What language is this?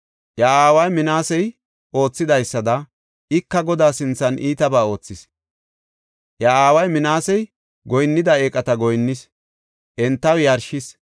Gofa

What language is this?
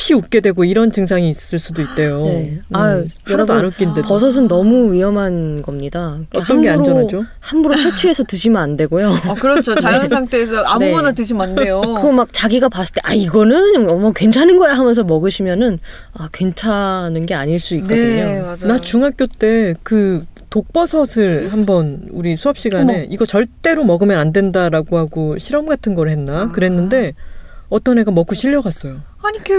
Korean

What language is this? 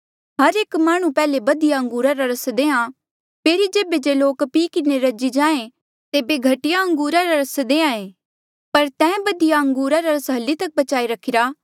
Mandeali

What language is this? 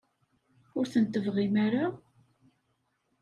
Kabyle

